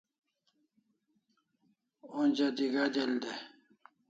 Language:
Kalasha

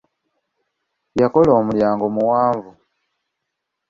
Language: Ganda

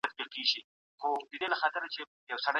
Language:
Pashto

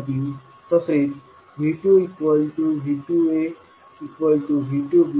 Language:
Marathi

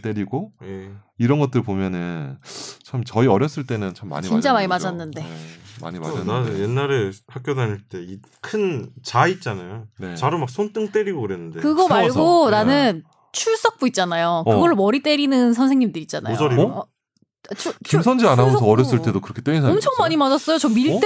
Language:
Korean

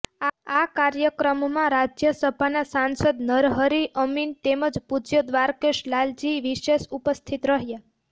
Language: Gujarati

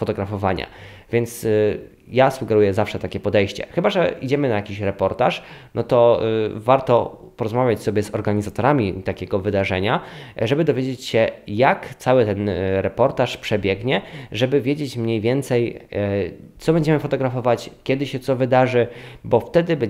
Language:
Polish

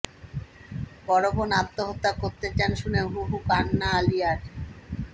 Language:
Bangla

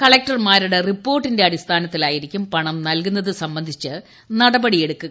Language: Malayalam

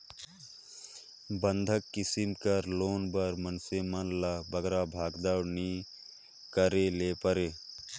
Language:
Chhattisgarhi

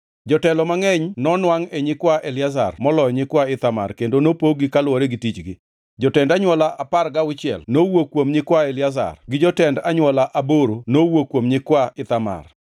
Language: Luo (Kenya and Tanzania)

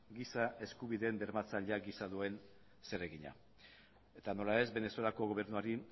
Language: Basque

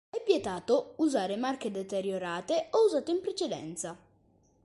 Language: Italian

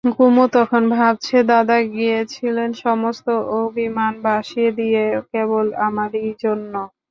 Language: Bangla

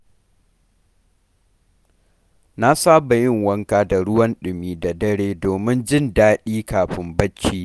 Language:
Hausa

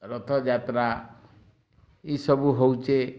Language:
Odia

